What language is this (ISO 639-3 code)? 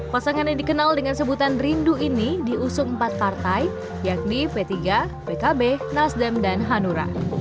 ind